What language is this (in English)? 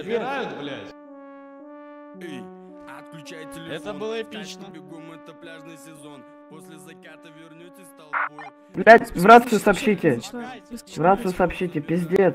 Russian